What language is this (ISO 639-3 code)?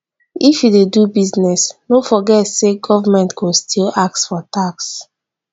pcm